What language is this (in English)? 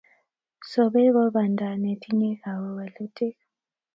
Kalenjin